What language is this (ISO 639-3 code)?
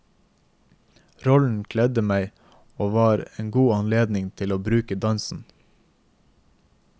nor